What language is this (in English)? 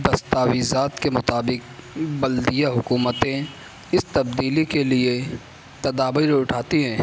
Urdu